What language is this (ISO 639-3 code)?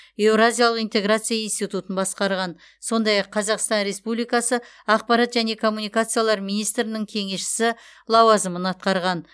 kaz